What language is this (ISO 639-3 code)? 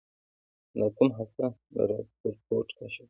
pus